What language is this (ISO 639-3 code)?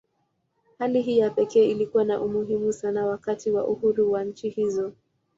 swa